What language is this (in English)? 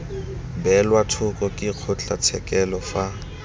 Tswana